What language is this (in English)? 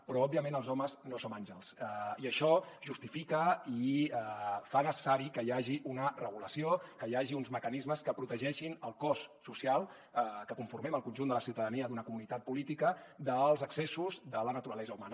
Catalan